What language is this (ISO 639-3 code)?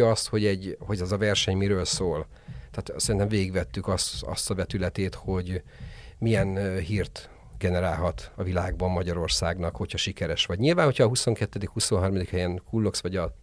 hun